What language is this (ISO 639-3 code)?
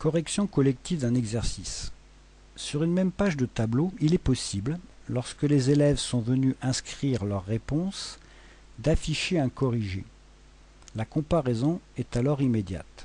fra